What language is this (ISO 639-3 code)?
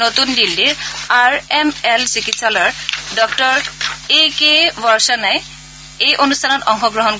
asm